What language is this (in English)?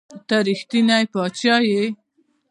Pashto